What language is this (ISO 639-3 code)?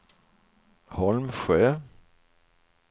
swe